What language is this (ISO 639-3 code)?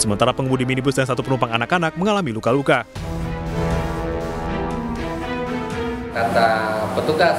ind